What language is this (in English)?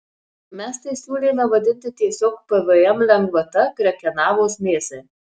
Lithuanian